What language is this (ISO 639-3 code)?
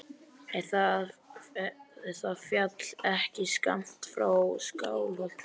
isl